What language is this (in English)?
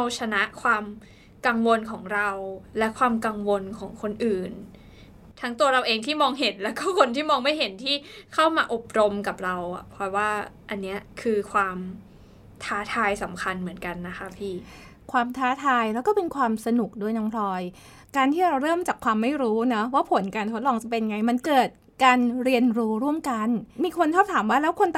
Thai